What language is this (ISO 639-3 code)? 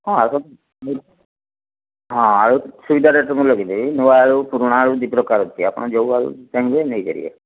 ori